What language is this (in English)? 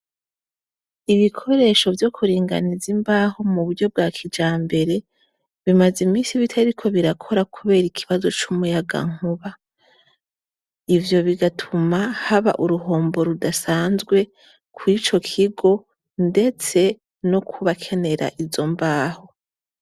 Rundi